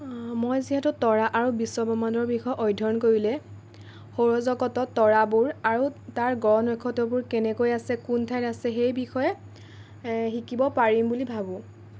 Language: Assamese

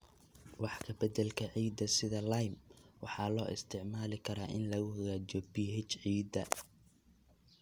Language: Somali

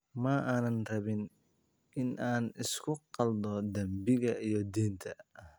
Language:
Somali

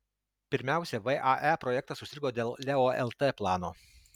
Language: Lithuanian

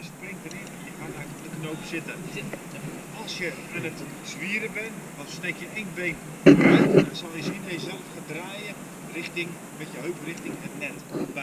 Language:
Dutch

